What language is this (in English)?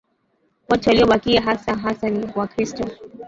Swahili